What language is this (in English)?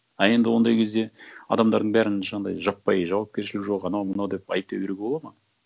Kazakh